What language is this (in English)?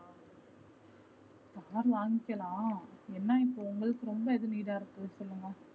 Tamil